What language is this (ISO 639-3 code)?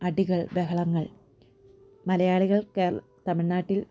mal